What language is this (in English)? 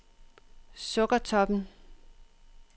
Danish